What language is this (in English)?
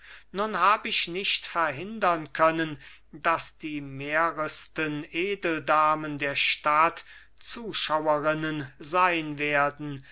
German